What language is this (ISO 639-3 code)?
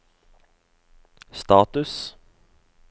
nor